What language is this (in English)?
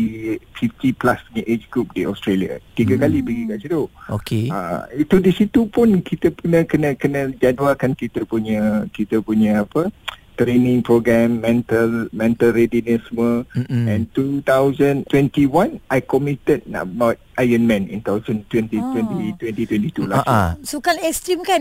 Malay